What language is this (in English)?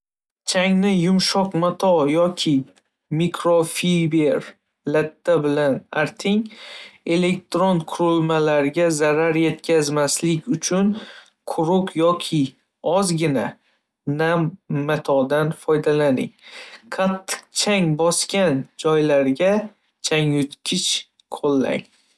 Uzbek